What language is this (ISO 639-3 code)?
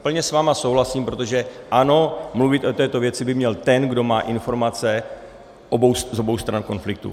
ces